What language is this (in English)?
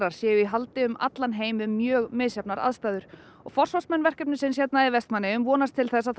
Icelandic